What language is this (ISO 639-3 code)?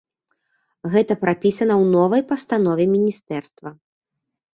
bel